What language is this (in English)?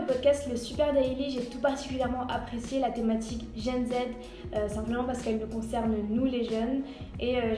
French